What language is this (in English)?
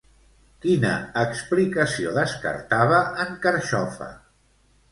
Catalan